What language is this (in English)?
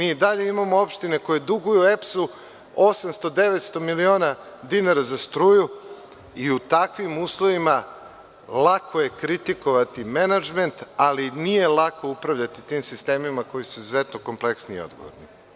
Serbian